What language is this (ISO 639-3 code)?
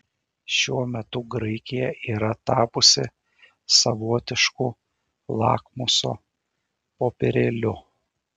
lit